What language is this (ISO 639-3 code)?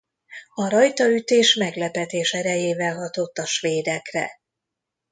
hun